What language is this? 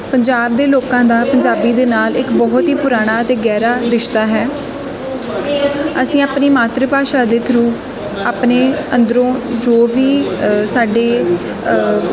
Punjabi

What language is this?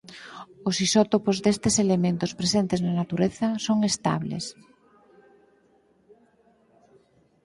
Galician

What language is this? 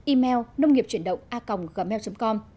Vietnamese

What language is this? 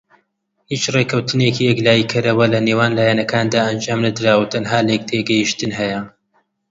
Central Kurdish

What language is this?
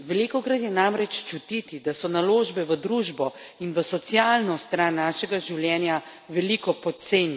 Slovenian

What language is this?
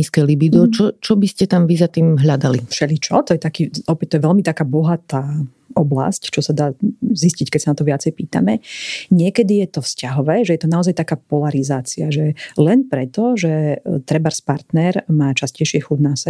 Slovak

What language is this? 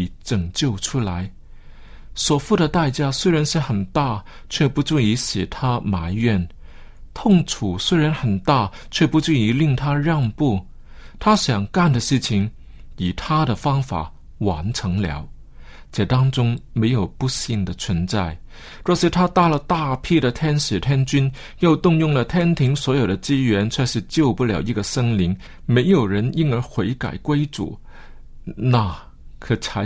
Chinese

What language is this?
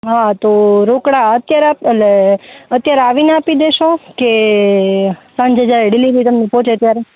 Gujarati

